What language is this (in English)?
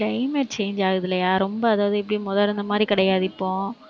Tamil